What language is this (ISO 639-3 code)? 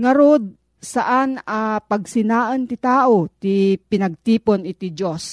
fil